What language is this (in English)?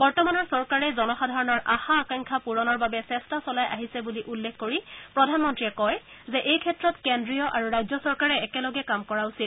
Assamese